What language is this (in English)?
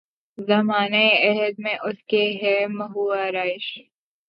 Urdu